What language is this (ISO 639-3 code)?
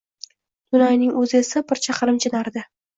uzb